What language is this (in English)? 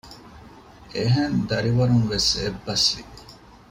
Divehi